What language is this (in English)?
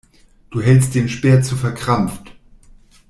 German